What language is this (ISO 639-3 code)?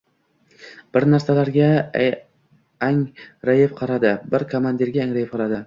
uzb